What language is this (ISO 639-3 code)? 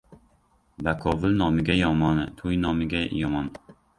uzb